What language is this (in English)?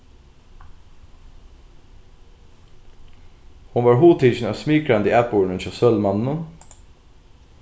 Faroese